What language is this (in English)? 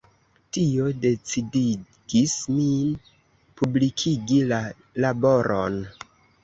Esperanto